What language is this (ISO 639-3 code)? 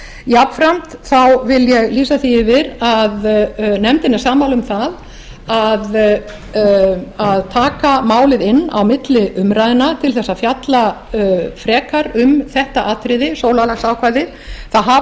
isl